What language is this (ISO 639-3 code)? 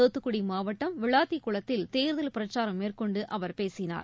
tam